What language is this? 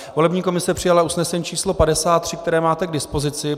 Czech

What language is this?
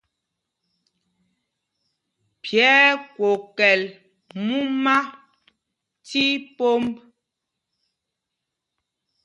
Mpumpong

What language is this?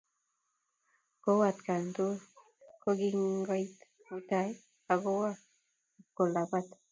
Kalenjin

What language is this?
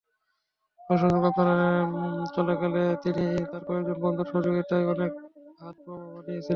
Bangla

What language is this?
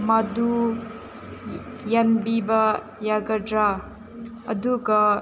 Manipuri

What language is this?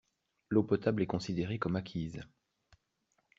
French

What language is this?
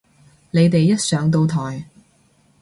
Cantonese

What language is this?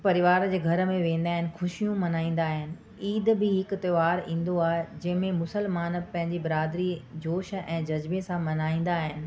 Sindhi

